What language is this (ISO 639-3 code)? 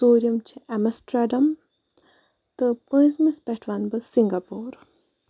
kas